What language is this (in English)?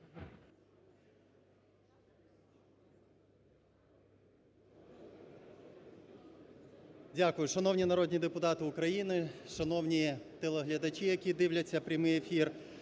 Ukrainian